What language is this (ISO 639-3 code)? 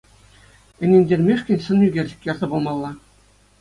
chv